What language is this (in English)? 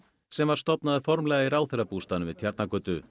Icelandic